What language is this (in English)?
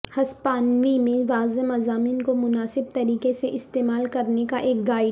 Urdu